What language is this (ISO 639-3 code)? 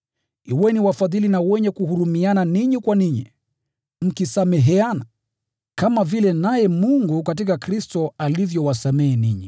swa